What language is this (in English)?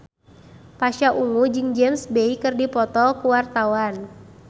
Sundanese